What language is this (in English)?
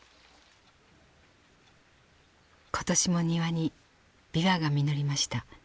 Japanese